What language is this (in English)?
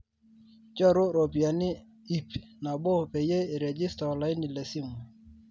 Masai